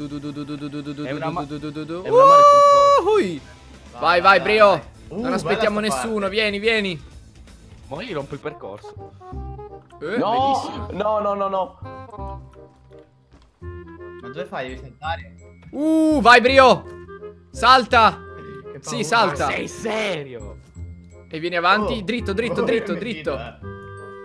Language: Italian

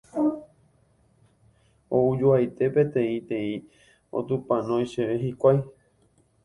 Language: Guarani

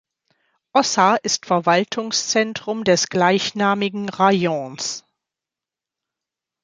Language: German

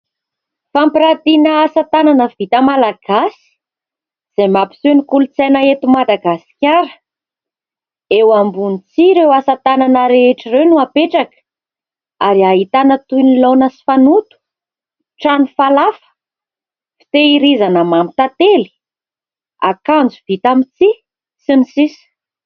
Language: Malagasy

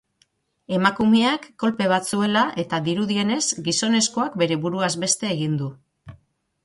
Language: Basque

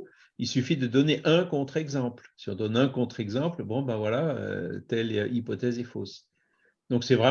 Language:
French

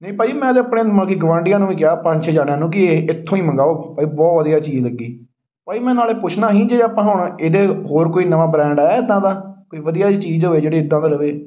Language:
Punjabi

